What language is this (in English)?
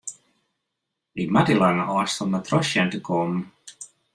Western Frisian